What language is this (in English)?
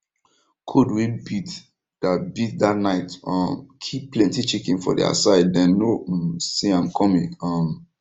Nigerian Pidgin